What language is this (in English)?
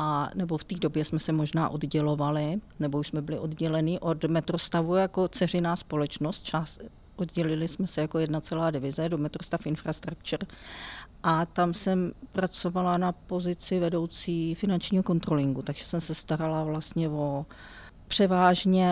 Czech